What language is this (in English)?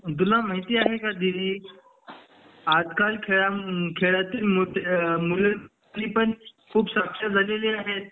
Marathi